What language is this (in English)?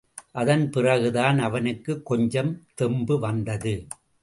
Tamil